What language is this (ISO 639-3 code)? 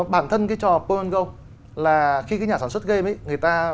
vie